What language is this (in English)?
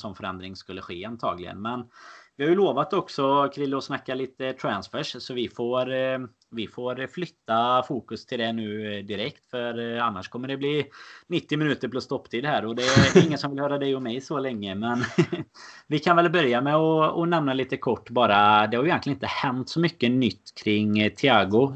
Swedish